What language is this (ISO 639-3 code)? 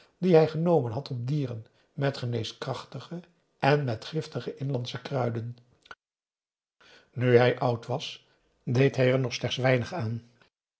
nld